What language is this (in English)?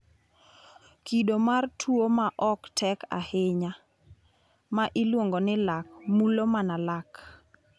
Luo (Kenya and Tanzania)